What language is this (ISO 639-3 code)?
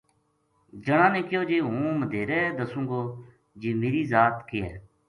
gju